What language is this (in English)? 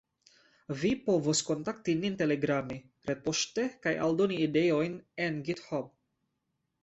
Esperanto